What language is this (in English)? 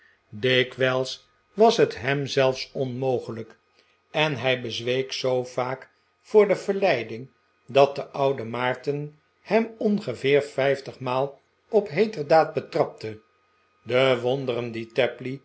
Dutch